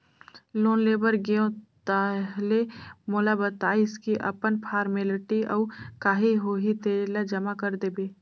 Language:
Chhattisgarhi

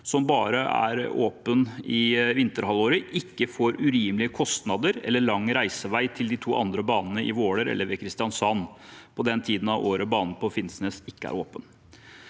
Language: Norwegian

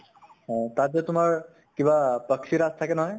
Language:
Assamese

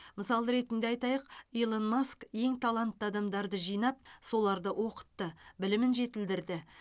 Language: Kazakh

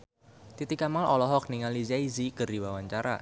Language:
Sundanese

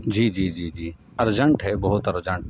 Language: Urdu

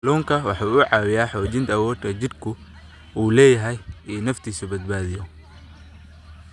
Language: Somali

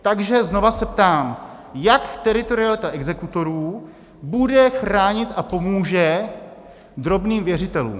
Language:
Czech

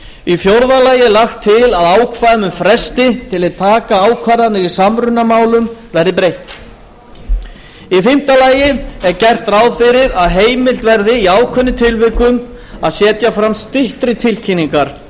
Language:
Icelandic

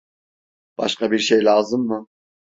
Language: Turkish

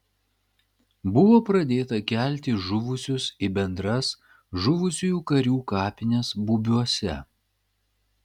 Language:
Lithuanian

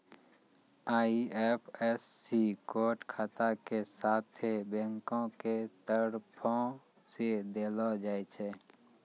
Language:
Maithili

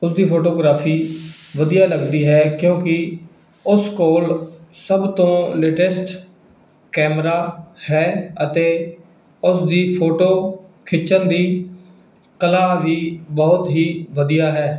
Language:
Punjabi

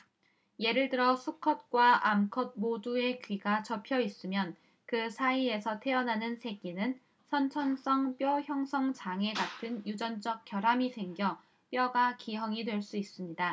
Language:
Korean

